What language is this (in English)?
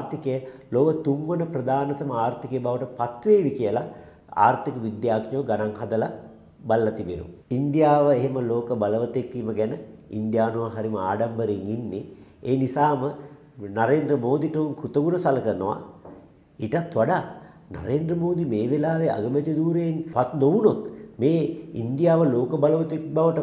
Hindi